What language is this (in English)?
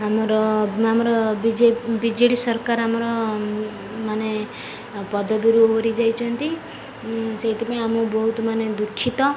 Odia